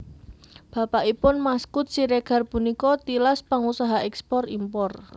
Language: Javanese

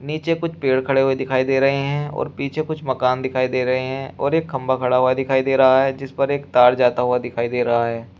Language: Hindi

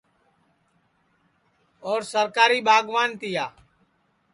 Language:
Sansi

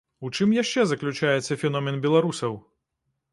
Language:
Belarusian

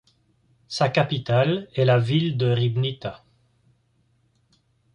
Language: French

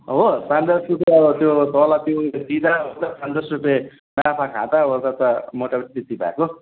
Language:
Nepali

